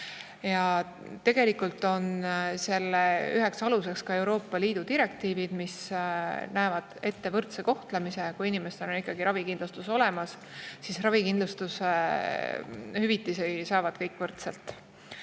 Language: Estonian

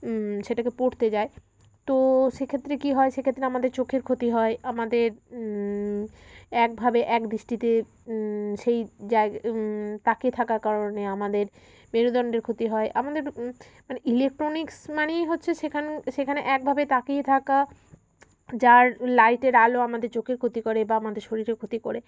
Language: Bangla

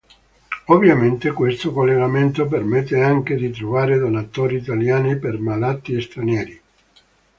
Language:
Italian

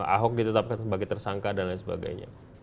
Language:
Indonesian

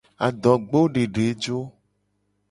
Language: Gen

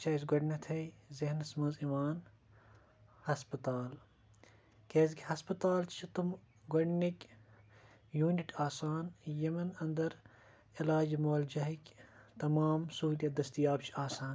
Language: Kashmiri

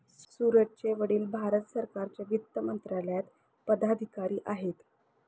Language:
Marathi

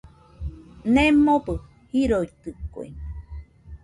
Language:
Nüpode Huitoto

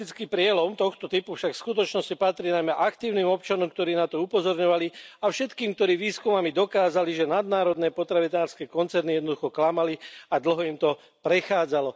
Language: Slovak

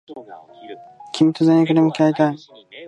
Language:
Japanese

